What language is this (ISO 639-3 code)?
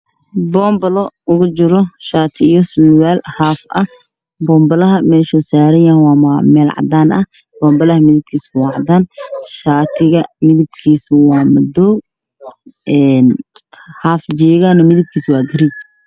som